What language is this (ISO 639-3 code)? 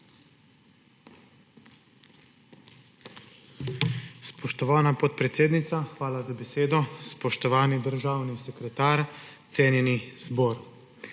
slv